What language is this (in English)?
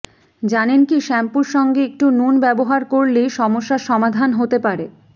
Bangla